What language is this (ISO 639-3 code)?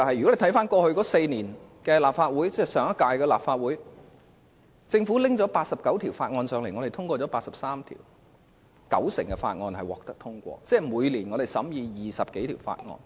yue